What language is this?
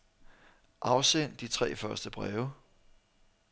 Danish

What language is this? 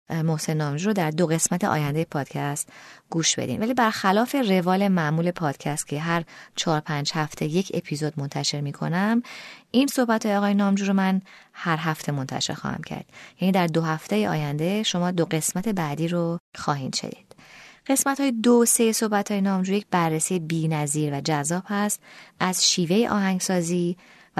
Persian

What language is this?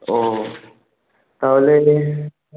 Bangla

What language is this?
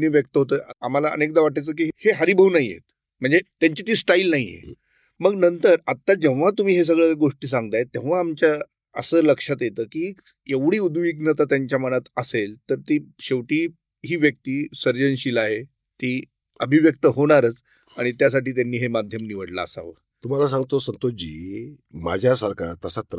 Marathi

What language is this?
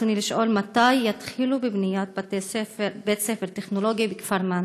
Hebrew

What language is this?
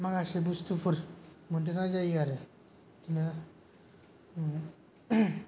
Bodo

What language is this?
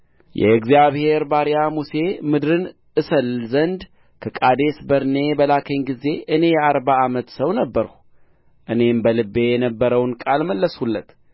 Amharic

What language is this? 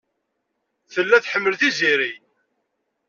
Kabyle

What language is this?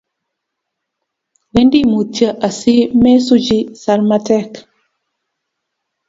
Kalenjin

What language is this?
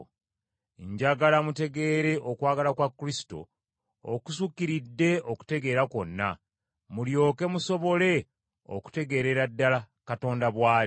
Ganda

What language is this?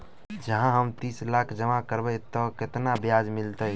Maithili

